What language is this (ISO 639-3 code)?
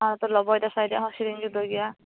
sat